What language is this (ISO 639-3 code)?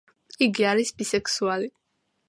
kat